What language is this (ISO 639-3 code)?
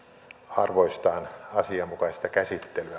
fin